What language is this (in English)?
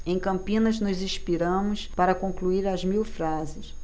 Portuguese